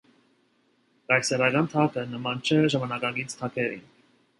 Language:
Armenian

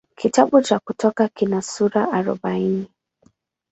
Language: Swahili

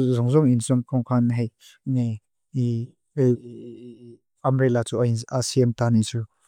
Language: Mizo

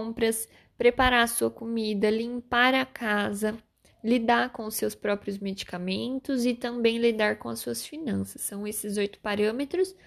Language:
Portuguese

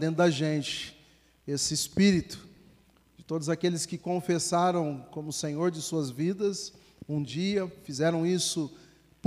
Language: Portuguese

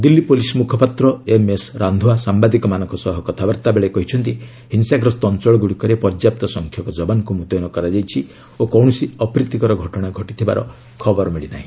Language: Odia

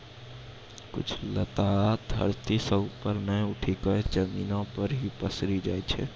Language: Maithili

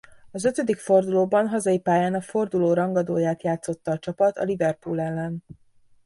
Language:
Hungarian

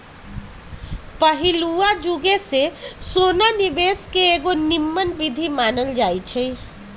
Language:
Magahi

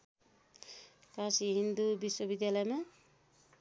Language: Nepali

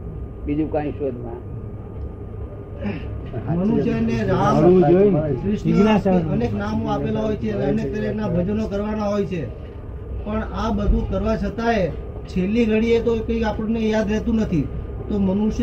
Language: Gujarati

